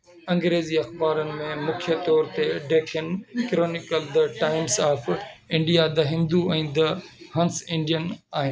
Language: Sindhi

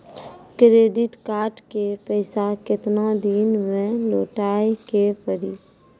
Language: Maithili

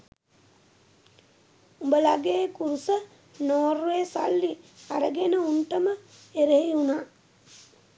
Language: Sinhala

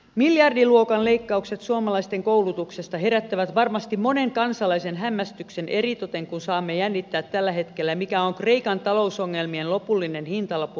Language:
Finnish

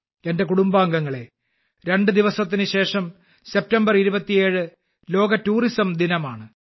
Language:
Malayalam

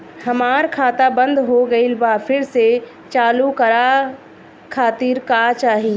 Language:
Bhojpuri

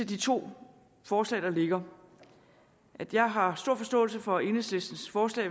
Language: Danish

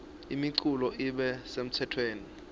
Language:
Swati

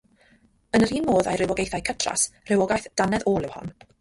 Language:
Welsh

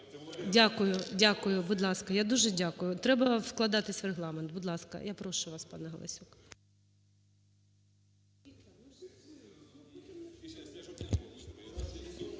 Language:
Ukrainian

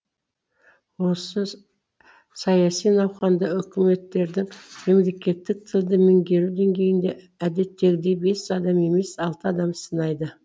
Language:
Kazakh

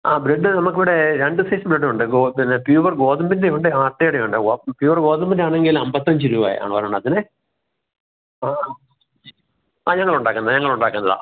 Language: Malayalam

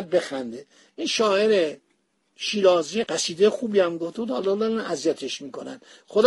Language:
Persian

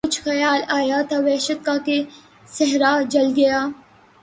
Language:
Urdu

